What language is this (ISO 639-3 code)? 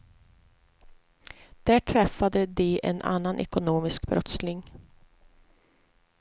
swe